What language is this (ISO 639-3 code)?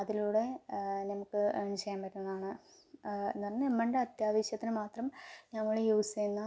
mal